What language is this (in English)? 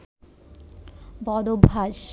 Bangla